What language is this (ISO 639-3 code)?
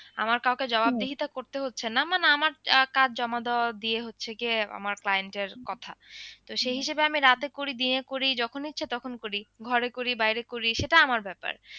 ben